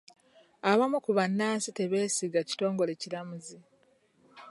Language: Ganda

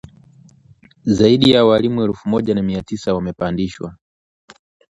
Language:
Swahili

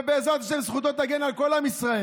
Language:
Hebrew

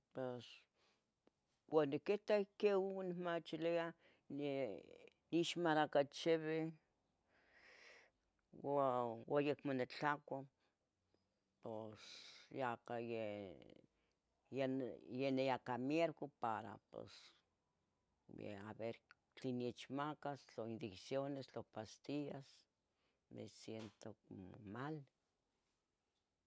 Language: Tetelcingo Nahuatl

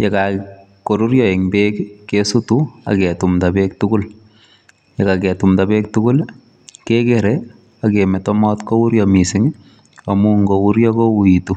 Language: Kalenjin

